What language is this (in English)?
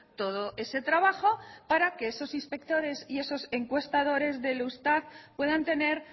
Spanish